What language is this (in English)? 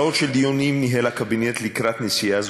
Hebrew